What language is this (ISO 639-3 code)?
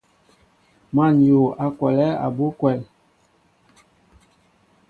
mbo